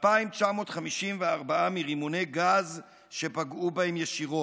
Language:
Hebrew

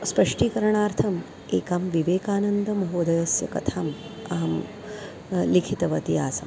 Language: Sanskrit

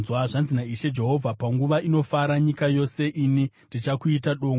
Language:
Shona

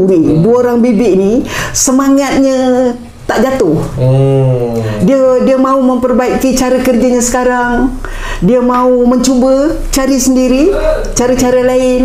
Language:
Malay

